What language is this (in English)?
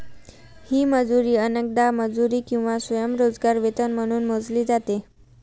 Marathi